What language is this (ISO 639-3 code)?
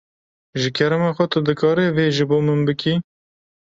kur